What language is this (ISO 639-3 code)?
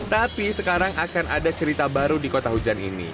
ind